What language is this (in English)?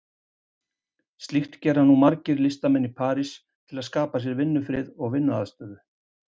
Icelandic